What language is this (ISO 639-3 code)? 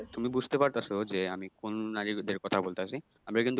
ben